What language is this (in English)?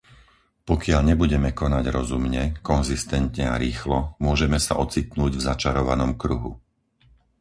Slovak